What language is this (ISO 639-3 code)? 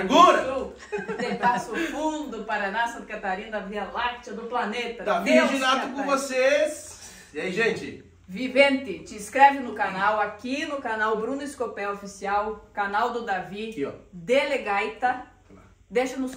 por